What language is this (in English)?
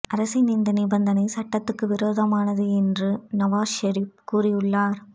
Tamil